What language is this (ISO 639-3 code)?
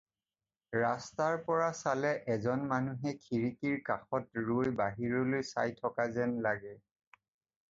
asm